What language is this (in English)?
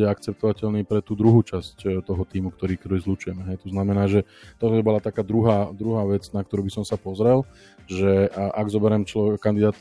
Slovak